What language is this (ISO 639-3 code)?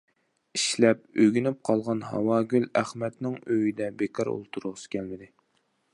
uig